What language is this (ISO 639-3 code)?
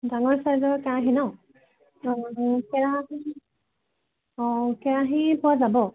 asm